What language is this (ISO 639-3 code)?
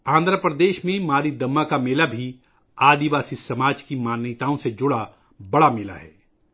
urd